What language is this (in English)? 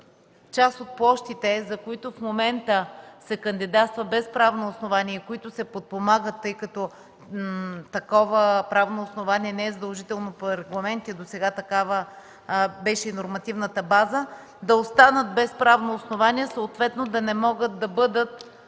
Bulgarian